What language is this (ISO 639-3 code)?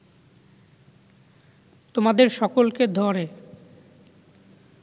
ben